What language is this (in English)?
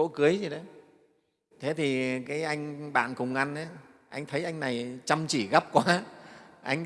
Vietnamese